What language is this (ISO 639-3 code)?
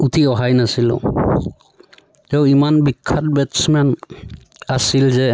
asm